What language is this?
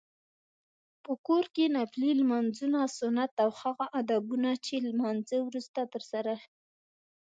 Pashto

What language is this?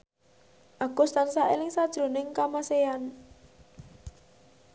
Javanese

